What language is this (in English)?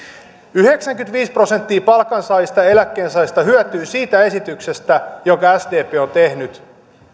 Finnish